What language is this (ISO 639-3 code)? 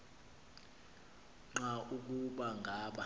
xho